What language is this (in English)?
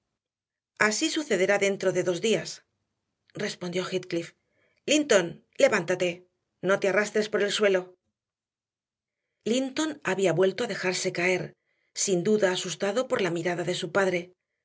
Spanish